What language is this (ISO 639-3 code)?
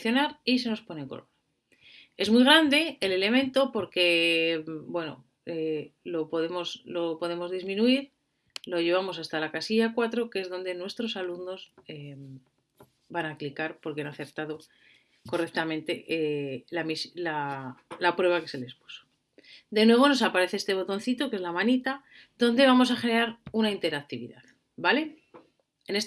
spa